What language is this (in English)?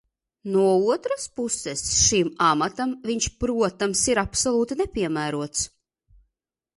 Latvian